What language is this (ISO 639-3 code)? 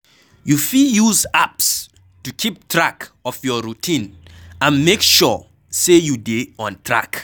pcm